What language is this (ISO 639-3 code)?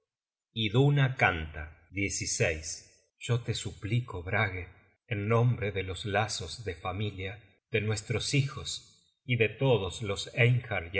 spa